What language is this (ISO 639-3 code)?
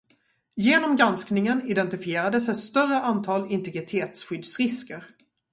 swe